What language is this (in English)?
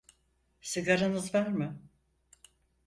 Turkish